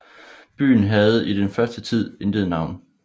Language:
Danish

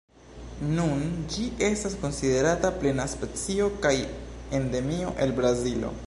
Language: Esperanto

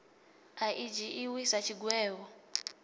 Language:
Venda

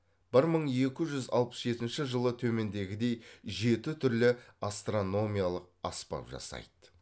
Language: Kazakh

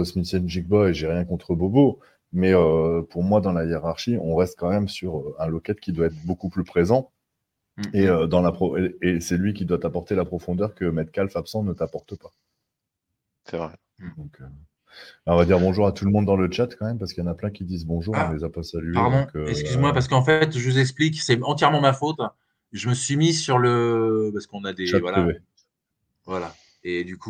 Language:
French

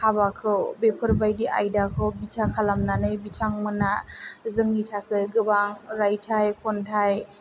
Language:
Bodo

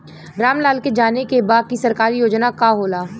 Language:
Bhojpuri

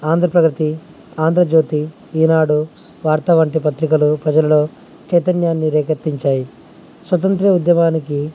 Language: Telugu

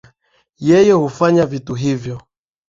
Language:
Swahili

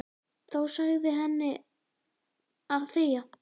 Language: Icelandic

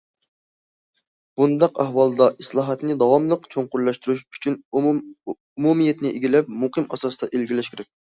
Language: Uyghur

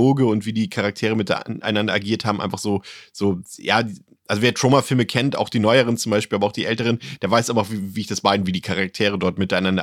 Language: German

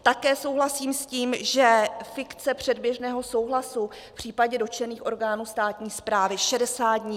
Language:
Czech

